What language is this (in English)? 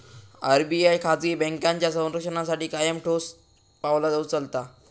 Marathi